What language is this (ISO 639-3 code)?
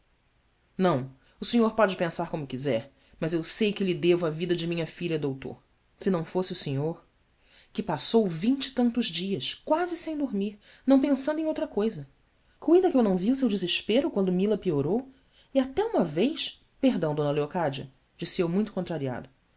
por